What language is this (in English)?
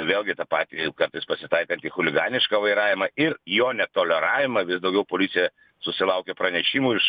Lithuanian